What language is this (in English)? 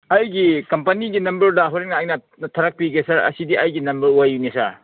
Manipuri